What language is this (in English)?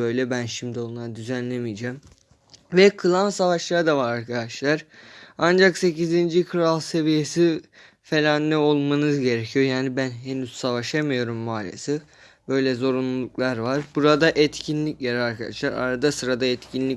Turkish